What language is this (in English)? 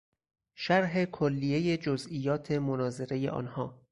Persian